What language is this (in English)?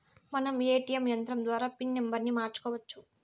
Telugu